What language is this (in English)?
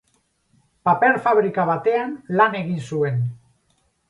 Basque